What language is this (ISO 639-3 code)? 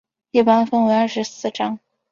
zho